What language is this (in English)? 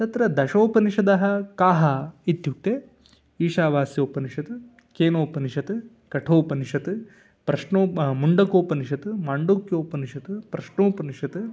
Sanskrit